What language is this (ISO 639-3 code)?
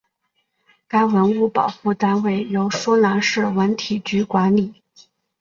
zho